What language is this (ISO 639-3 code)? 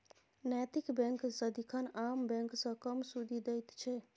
mai